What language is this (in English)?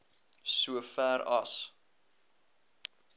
Afrikaans